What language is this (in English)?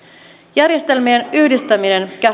Finnish